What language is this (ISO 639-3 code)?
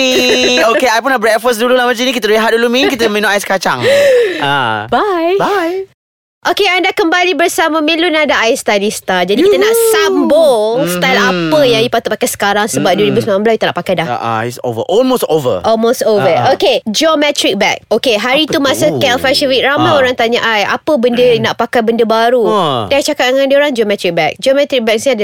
msa